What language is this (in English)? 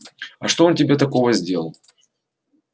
Russian